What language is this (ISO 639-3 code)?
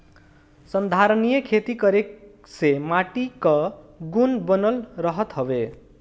bho